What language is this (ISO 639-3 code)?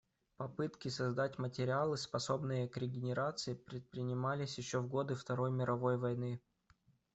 rus